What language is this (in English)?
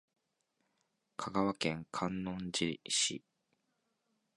Japanese